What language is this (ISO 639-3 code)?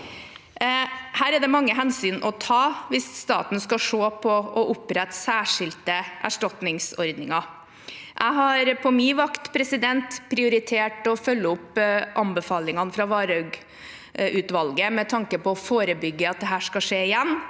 nor